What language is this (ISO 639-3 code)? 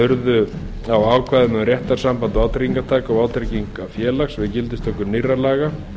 isl